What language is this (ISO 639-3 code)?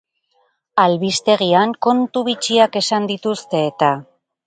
eus